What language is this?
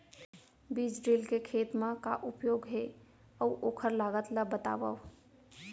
Chhattisgarhi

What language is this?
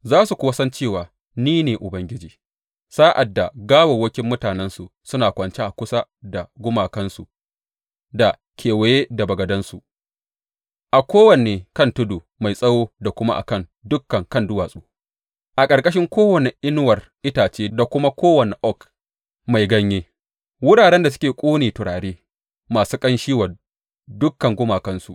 Hausa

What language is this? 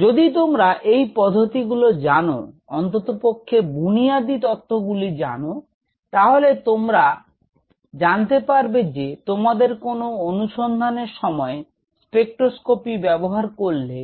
Bangla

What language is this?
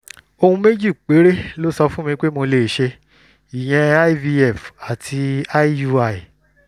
Yoruba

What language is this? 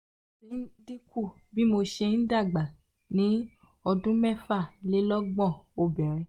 Yoruba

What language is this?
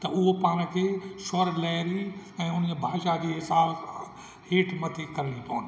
Sindhi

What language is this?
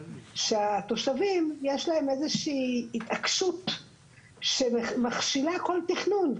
Hebrew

